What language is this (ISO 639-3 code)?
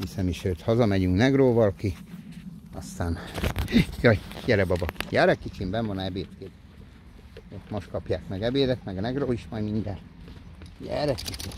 hun